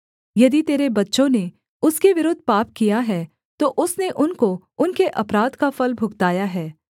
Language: Hindi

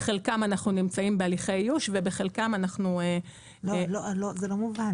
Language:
Hebrew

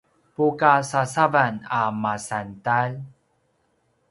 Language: Paiwan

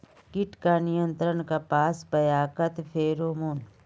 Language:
Magahi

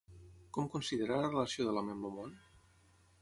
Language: Catalan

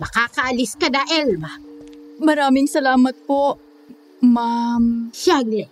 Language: Filipino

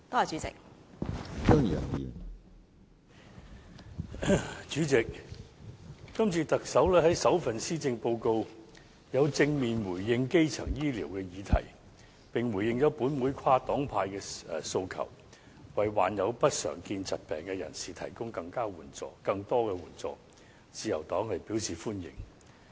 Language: Cantonese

